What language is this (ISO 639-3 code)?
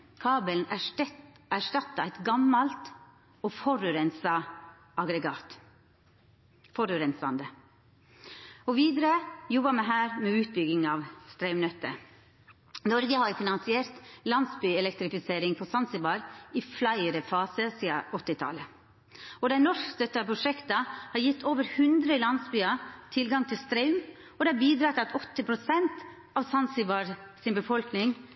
nno